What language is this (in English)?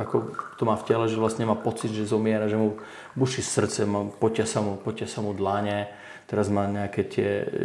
Czech